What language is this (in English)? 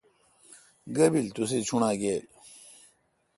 Kalkoti